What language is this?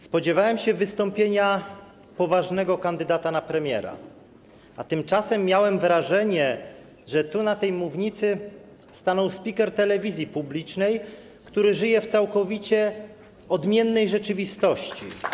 Polish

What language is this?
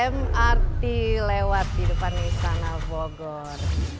Indonesian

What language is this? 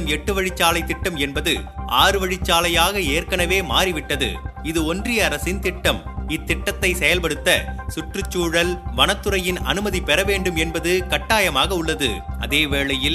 Tamil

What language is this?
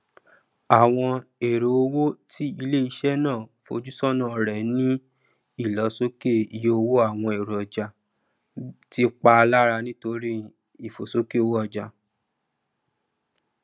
Yoruba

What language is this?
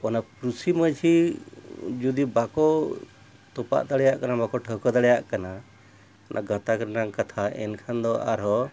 Santali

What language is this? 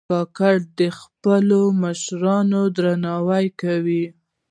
Pashto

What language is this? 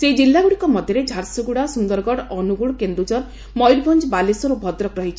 Odia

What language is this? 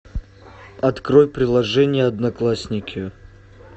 Russian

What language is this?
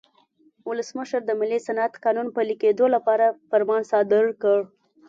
Pashto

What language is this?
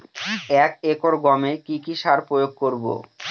Bangla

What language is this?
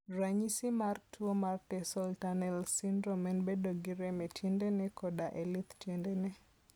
Luo (Kenya and Tanzania)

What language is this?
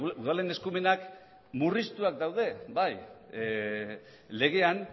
Basque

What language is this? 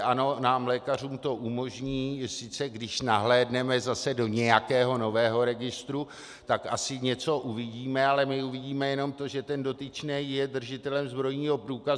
Czech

